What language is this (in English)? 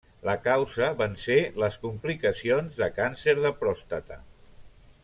Catalan